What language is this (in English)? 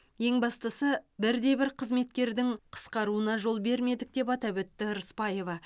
Kazakh